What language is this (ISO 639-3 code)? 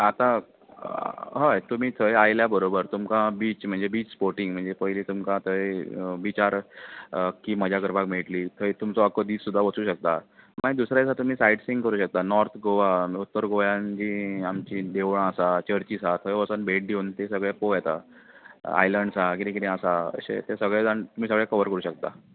kok